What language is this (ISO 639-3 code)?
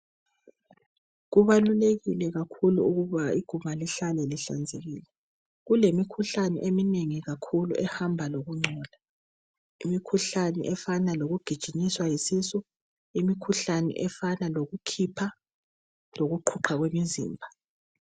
nde